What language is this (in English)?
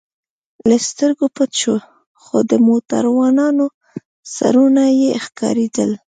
Pashto